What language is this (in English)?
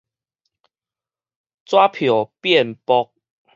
Min Nan Chinese